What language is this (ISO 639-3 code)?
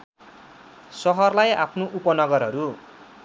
nep